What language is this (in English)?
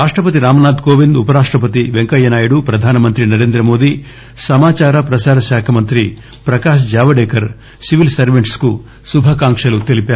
Telugu